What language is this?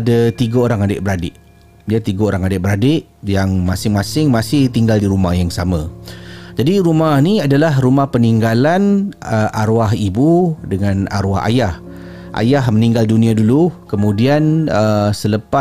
Malay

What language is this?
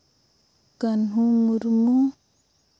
Santali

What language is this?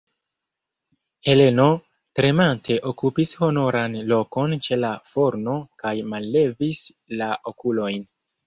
Esperanto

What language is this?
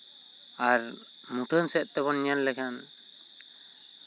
Santali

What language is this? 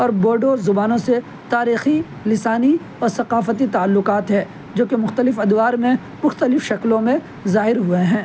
Urdu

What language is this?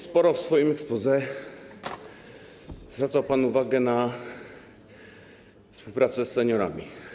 Polish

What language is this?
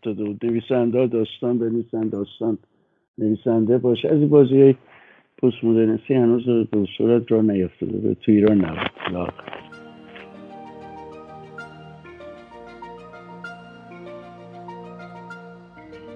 Persian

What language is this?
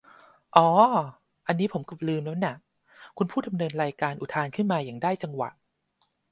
Thai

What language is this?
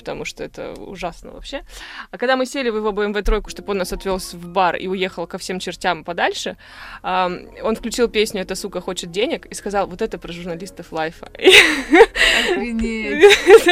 Russian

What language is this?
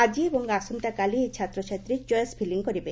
Odia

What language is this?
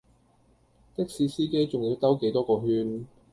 Cantonese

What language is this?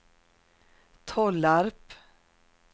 Swedish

